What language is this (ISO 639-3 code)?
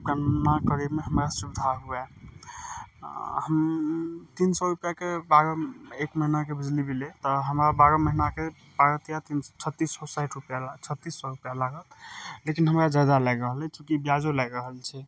mai